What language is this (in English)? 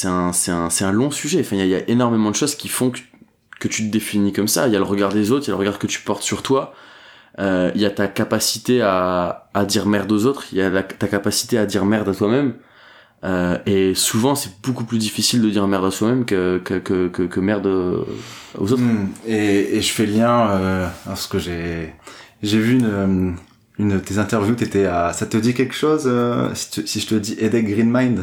French